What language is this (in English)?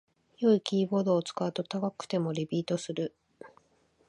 Japanese